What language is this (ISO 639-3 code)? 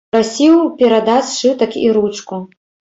bel